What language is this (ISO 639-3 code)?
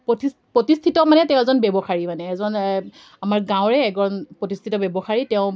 asm